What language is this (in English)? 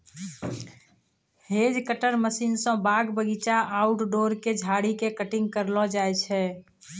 Maithili